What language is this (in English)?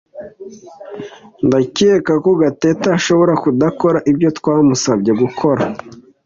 Kinyarwanda